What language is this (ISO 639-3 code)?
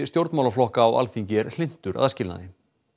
isl